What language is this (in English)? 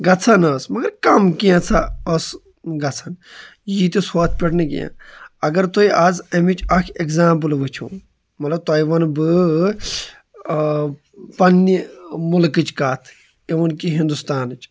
Kashmiri